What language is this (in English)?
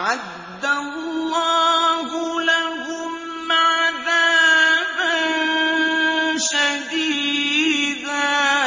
Arabic